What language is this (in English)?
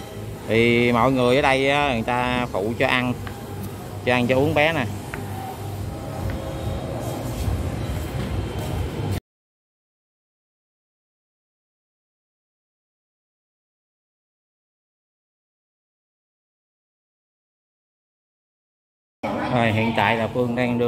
Vietnamese